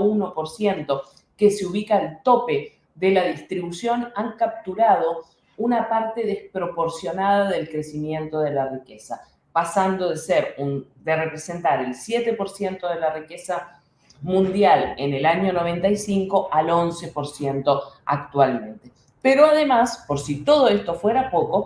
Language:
Spanish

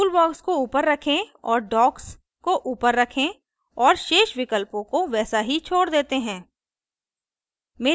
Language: Hindi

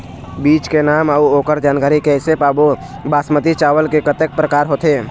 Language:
Chhattisgarhi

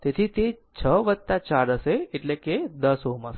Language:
Gujarati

